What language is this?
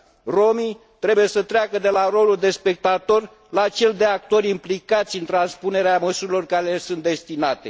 Romanian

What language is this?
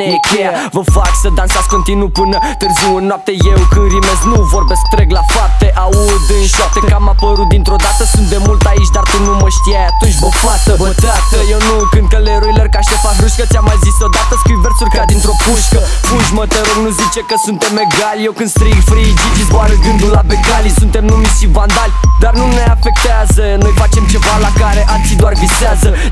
Romanian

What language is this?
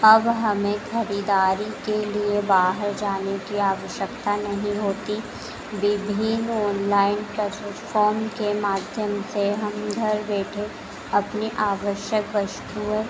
Hindi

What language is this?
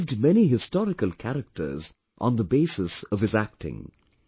English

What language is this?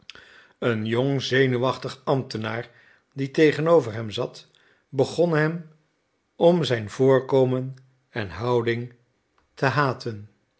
Dutch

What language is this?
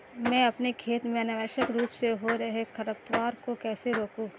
Hindi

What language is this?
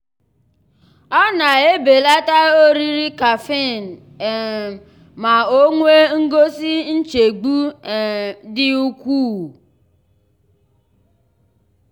Igbo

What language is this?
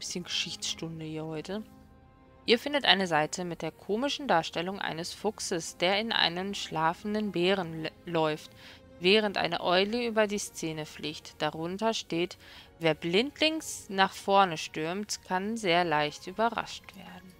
German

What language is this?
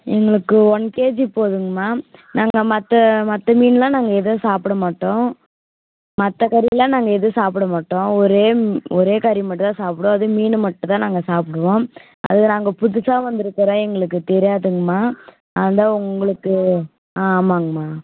Tamil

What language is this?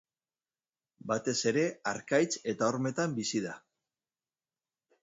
Basque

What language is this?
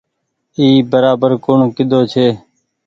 Goaria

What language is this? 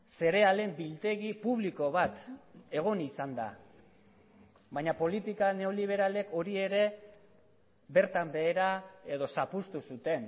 Basque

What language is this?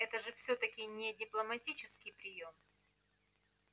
Russian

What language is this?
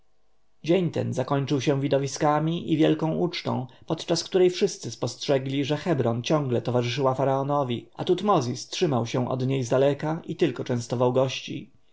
Polish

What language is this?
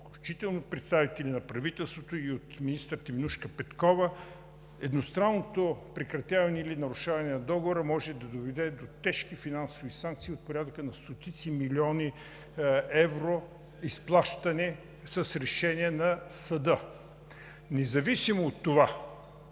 Bulgarian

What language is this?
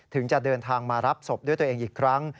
Thai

